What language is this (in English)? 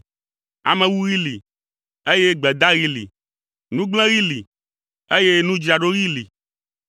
Ewe